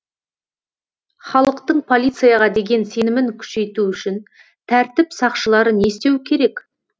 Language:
Kazakh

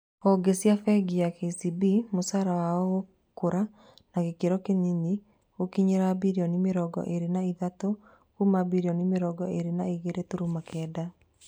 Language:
Kikuyu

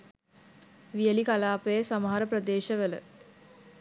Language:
Sinhala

